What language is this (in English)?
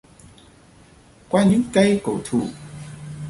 Vietnamese